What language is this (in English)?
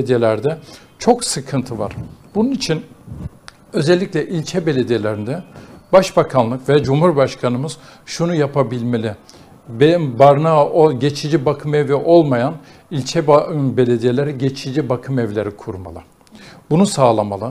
Turkish